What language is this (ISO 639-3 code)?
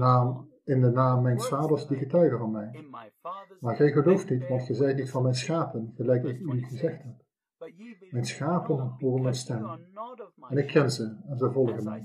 nld